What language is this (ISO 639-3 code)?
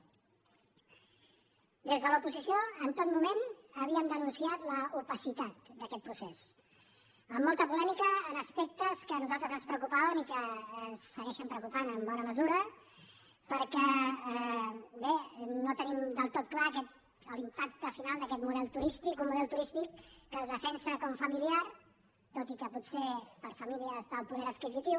cat